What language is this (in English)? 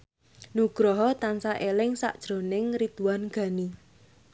Javanese